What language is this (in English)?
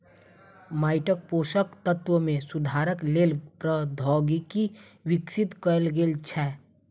Maithili